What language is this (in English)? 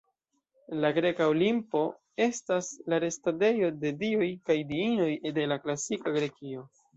Esperanto